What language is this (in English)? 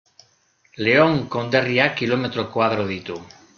Basque